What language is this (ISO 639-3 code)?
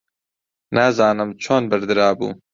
ckb